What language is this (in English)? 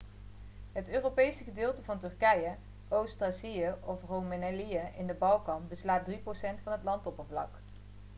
Dutch